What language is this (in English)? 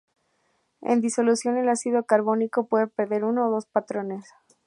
Spanish